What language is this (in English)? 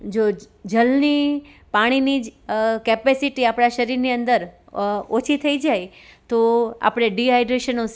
Gujarati